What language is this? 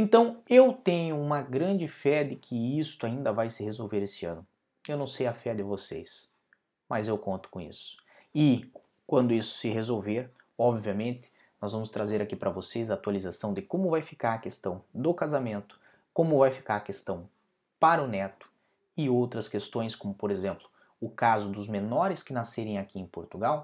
Portuguese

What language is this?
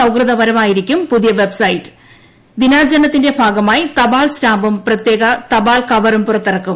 Malayalam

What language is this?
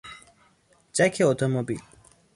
Persian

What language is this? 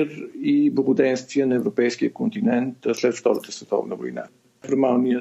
Bulgarian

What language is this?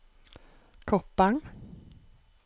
Norwegian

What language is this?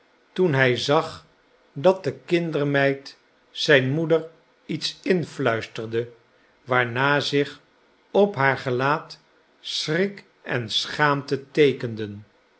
Dutch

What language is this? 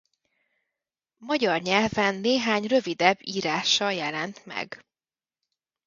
Hungarian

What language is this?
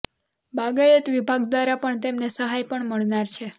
Gujarati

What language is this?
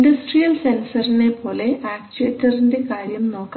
Malayalam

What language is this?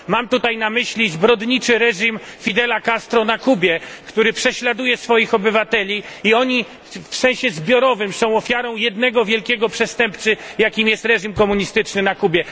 Polish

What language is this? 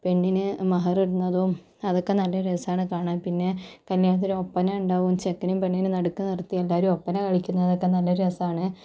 Malayalam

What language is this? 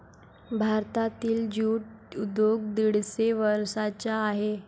Marathi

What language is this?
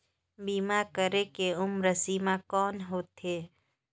Chhattisgarhi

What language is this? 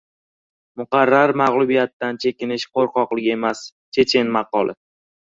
Uzbek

